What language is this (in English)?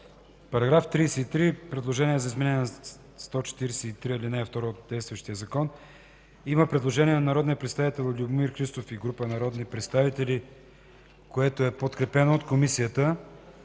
Bulgarian